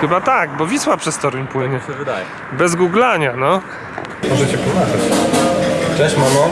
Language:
Polish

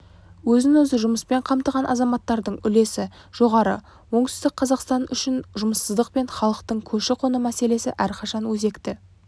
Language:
Kazakh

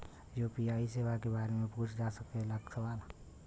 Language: Bhojpuri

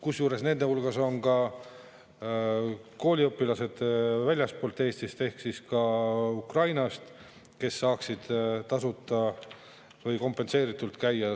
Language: Estonian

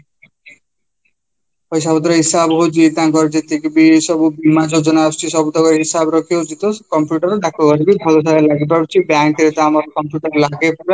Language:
Odia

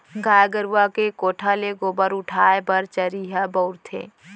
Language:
Chhattisgarhi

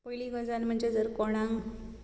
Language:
Konkani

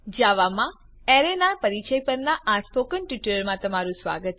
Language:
Gujarati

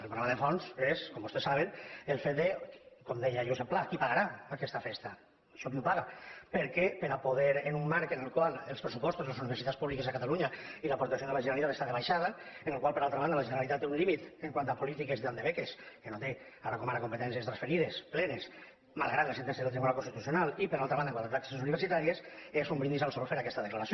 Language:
Catalan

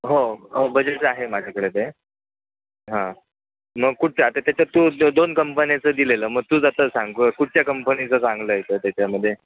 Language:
Marathi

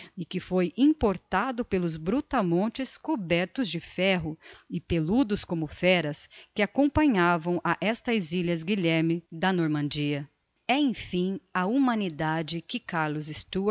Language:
Portuguese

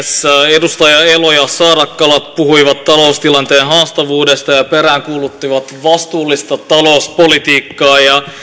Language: Finnish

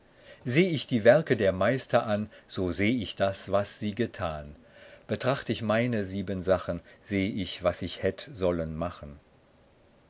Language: German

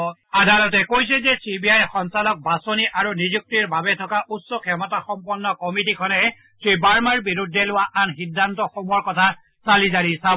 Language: Assamese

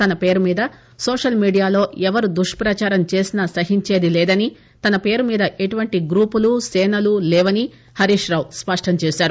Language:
Telugu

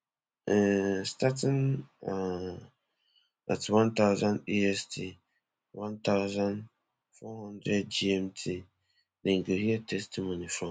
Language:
Nigerian Pidgin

